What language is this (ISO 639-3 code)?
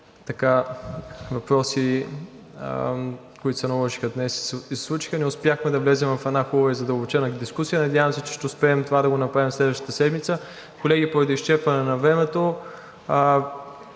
bul